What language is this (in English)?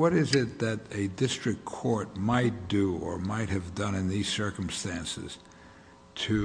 English